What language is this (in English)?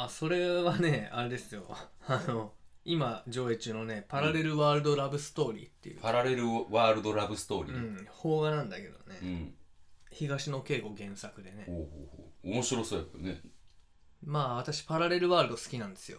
Japanese